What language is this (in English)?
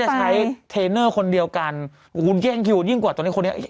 Thai